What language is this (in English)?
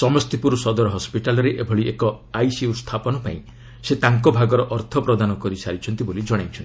Odia